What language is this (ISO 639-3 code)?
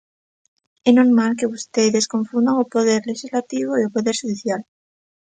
glg